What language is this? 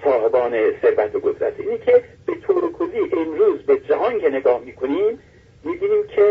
Persian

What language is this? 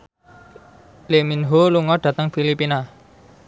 Javanese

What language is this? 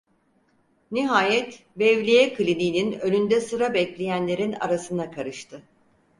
Turkish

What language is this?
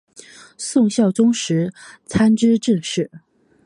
Chinese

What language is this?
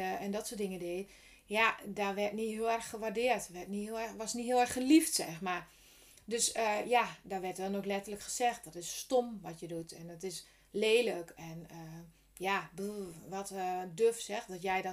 Dutch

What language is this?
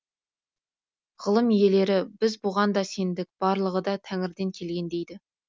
Kazakh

